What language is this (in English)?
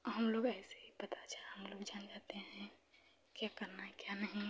Hindi